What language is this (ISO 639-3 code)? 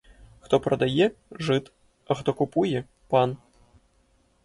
ukr